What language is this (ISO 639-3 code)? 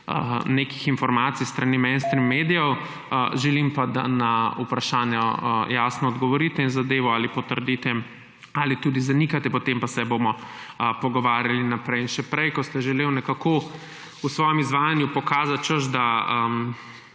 slv